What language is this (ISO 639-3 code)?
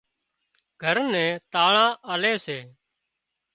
kxp